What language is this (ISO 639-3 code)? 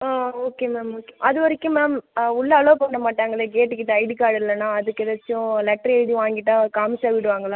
tam